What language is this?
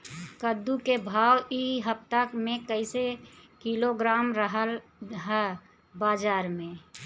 Bhojpuri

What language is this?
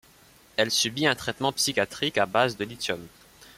French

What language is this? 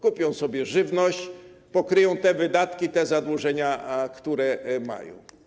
Polish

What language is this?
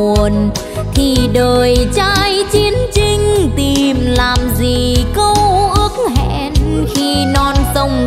Vietnamese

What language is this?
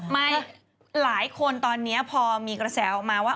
Thai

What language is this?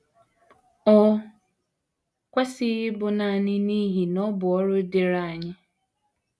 Igbo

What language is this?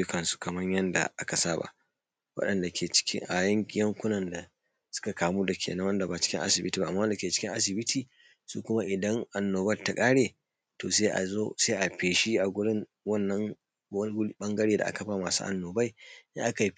Hausa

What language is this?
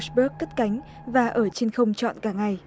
Vietnamese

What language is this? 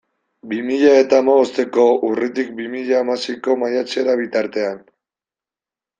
Basque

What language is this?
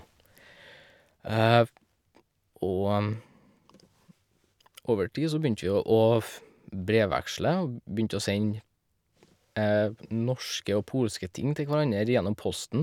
Norwegian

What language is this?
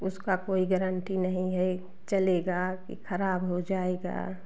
Hindi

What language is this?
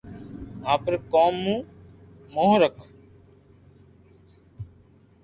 Loarki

